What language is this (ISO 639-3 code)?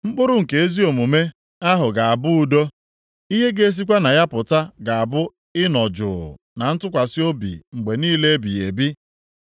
ibo